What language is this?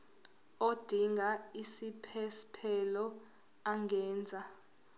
Zulu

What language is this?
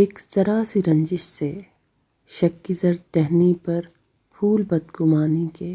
Malay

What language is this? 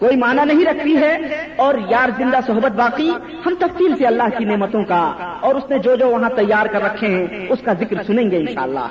Urdu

